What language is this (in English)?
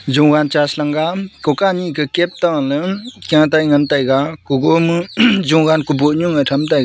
Wancho Naga